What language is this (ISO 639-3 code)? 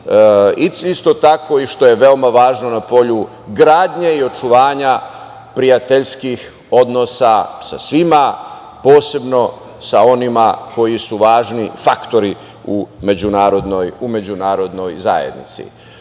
srp